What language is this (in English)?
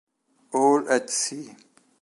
Italian